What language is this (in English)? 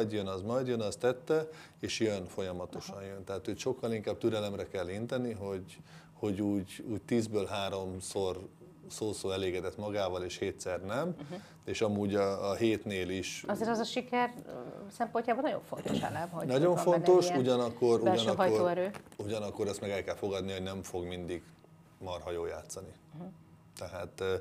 Hungarian